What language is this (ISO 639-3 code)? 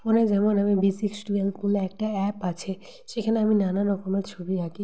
ben